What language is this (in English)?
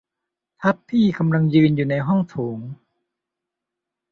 Thai